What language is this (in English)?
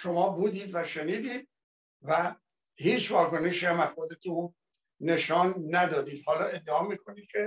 Persian